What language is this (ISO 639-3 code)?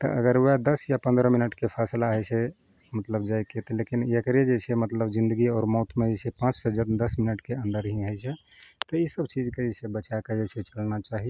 mai